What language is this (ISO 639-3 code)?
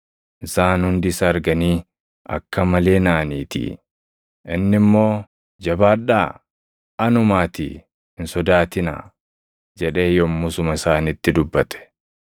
orm